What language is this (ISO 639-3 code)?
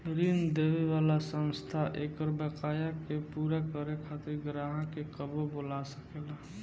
bho